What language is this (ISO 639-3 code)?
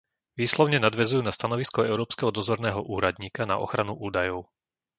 slk